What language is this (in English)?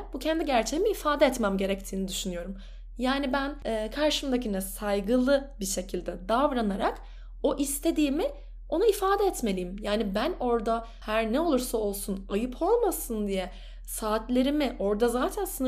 Turkish